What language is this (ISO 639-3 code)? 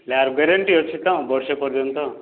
ori